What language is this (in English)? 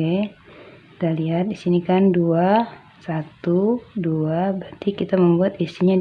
Indonesian